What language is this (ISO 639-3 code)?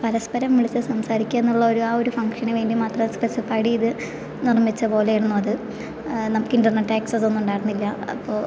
mal